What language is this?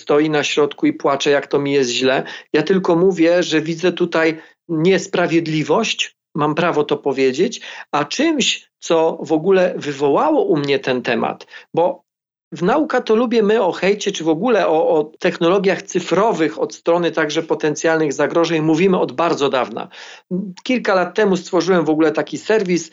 Polish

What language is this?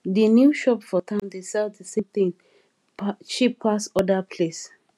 Nigerian Pidgin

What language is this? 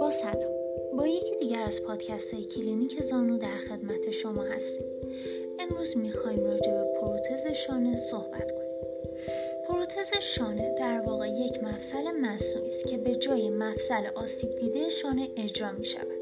Persian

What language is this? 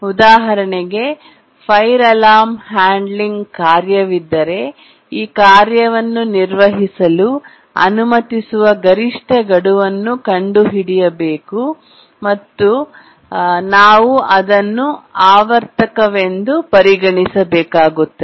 Kannada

